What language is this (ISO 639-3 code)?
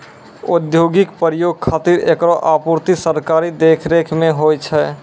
mai